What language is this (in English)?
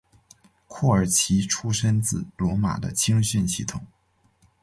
Chinese